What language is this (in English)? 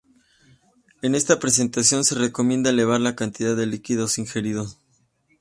Spanish